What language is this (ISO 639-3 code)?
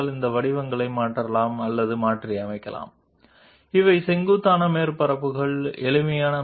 tel